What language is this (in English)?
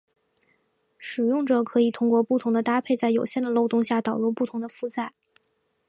Chinese